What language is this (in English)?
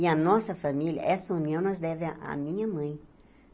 Portuguese